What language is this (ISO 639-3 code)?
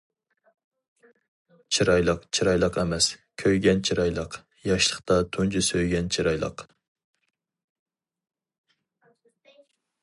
uig